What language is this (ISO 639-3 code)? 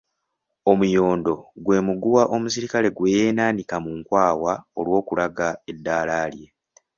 lug